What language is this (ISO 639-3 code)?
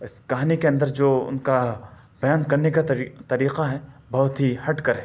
urd